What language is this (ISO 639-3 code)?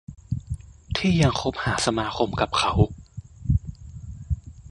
tha